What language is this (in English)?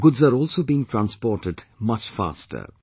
English